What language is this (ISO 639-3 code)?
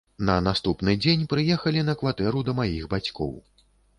bel